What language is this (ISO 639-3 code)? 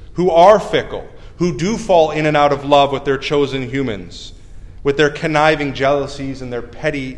eng